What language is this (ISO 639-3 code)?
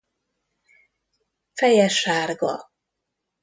hun